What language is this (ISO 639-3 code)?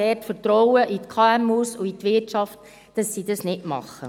gsw